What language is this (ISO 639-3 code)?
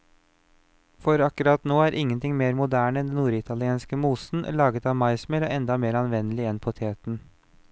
nor